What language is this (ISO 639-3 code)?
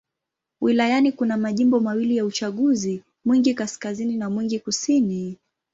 swa